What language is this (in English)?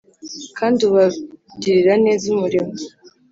Kinyarwanda